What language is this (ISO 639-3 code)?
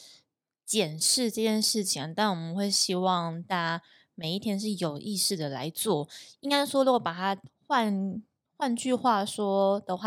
zho